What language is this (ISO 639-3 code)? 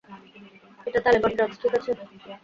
ben